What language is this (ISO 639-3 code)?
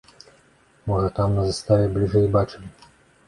bel